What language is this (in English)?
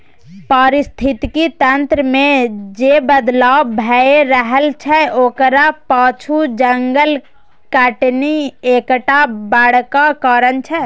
Maithili